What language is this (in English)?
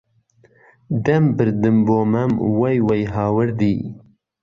Central Kurdish